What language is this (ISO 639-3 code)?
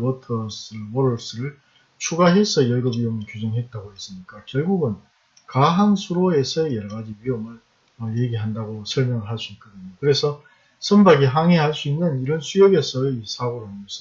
kor